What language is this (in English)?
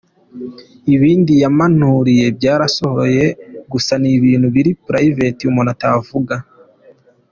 Kinyarwanda